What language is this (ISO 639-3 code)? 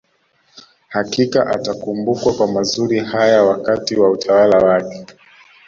swa